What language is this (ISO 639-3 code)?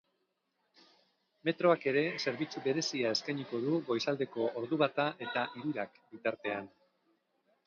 eus